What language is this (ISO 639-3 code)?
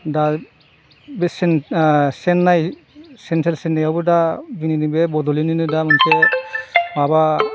brx